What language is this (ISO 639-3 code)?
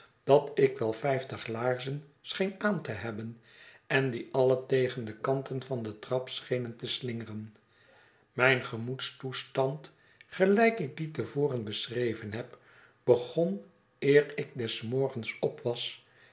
nld